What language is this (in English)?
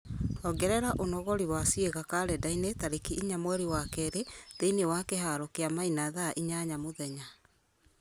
Kikuyu